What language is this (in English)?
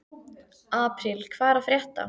Icelandic